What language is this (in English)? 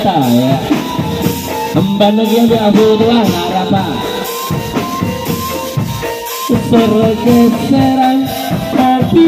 Indonesian